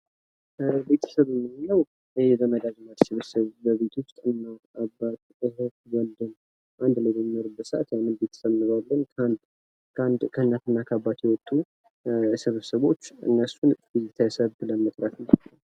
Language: Amharic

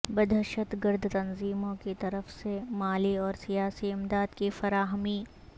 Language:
Urdu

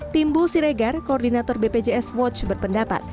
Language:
Indonesian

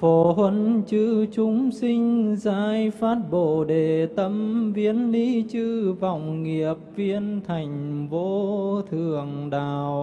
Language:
Vietnamese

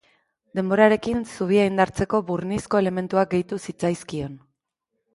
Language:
Basque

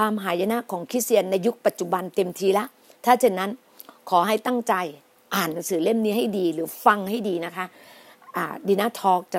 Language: Thai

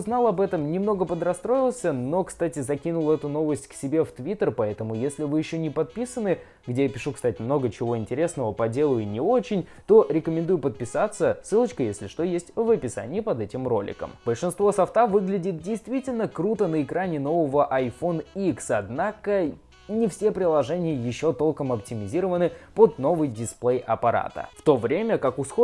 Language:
Russian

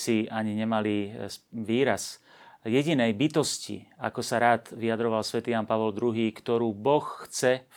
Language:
Slovak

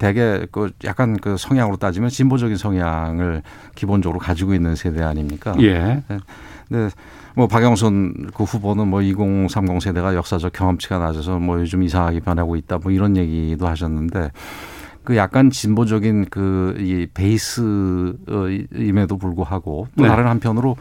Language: Korean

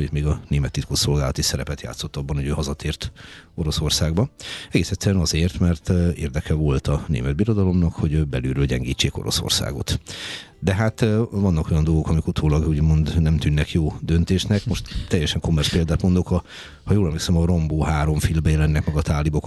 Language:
Hungarian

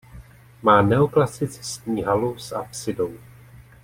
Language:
Czech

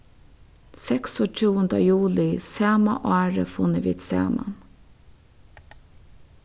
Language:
Faroese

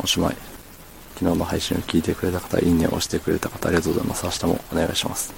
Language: Japanese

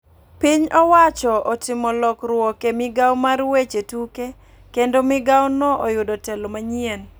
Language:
Luo (Kenya and Tanzania)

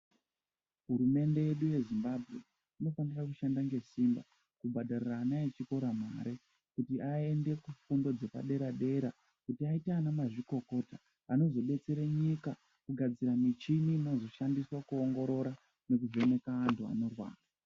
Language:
Ndau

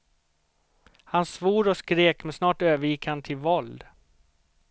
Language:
Swedish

